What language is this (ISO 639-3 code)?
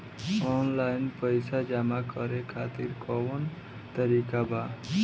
bho